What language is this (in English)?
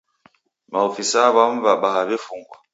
Taita